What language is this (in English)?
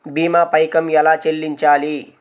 Telugu